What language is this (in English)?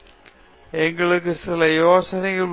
Tamil